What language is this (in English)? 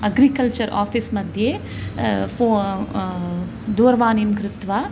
Sanskrit